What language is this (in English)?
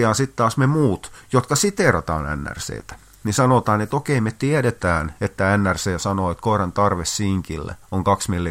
Finnish